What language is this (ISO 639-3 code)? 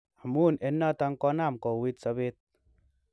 kln